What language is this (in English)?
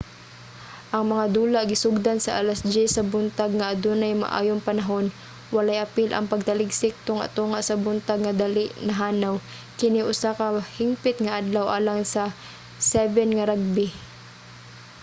Cebuano